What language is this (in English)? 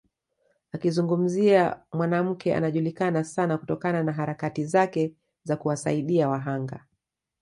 Swahili